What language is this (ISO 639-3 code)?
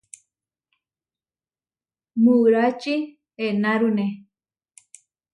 var